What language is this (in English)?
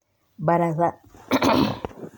Kikuyu